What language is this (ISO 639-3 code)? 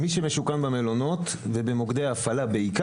heb